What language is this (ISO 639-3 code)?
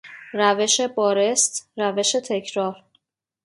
fas